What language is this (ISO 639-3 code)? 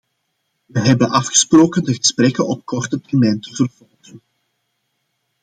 nld